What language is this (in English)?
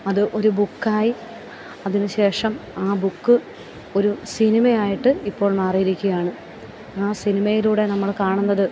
Malayalam